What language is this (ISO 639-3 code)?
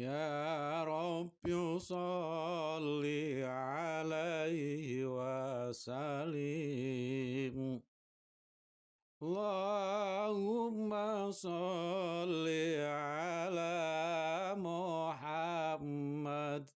ind